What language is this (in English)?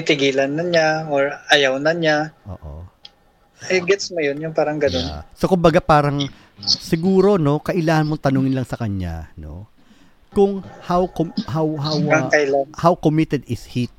Filipino